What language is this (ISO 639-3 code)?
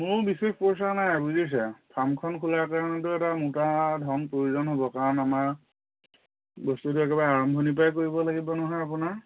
asm